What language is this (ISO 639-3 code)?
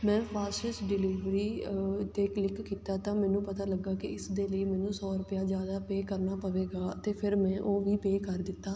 pan